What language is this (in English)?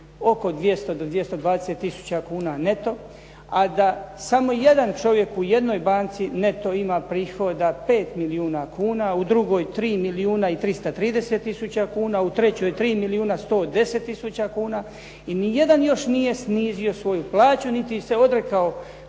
Croatian